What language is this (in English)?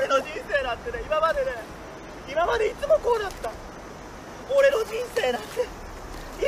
Japanese